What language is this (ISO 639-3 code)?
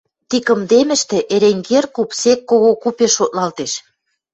mrj